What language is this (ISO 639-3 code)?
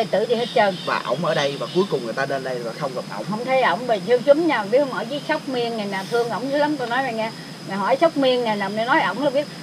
vie